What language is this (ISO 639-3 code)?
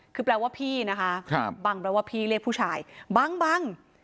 tha